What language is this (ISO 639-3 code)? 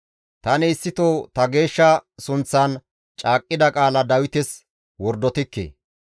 gmv